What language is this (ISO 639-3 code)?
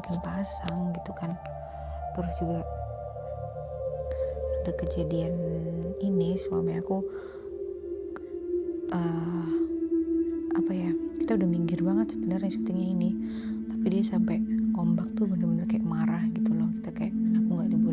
ind